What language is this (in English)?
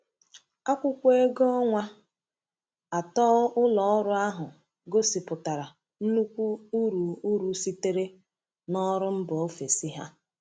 Igbo